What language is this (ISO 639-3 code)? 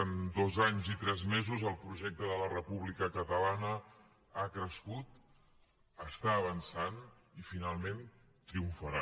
cat